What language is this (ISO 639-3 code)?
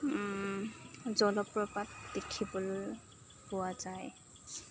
asm